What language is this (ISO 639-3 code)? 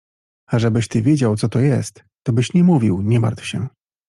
pol